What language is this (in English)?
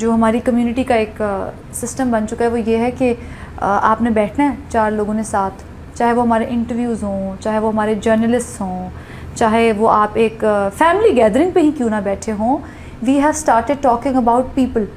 Hindi